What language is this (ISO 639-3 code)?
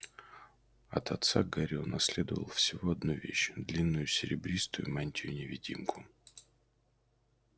rus